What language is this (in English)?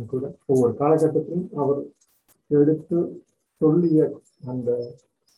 Tamil